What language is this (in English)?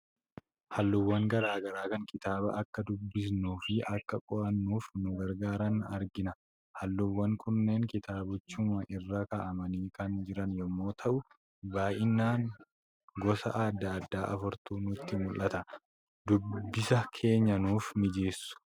Oromo